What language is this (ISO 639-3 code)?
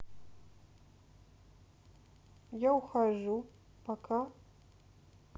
rus